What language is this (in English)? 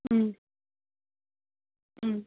Manipuri